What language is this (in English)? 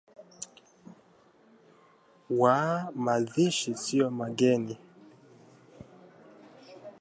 Swahili